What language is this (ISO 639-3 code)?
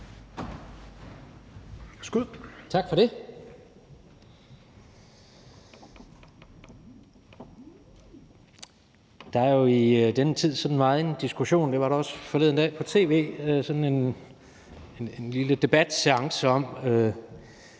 dan